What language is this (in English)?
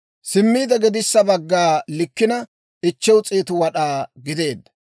Dawro